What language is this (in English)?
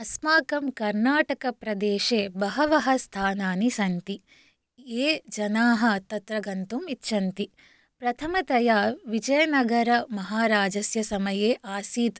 Sanskrit